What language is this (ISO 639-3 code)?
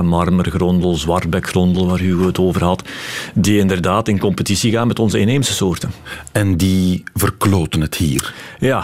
nld